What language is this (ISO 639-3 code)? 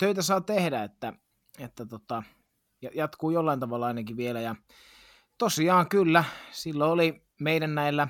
fin